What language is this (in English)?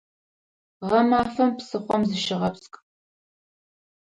Adyghe